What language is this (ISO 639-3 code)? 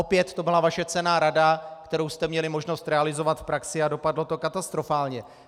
ces